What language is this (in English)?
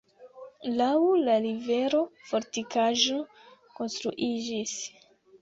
Esperanto